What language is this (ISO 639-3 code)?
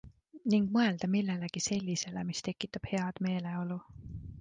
est